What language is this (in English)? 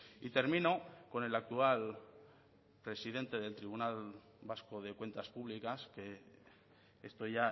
Spanish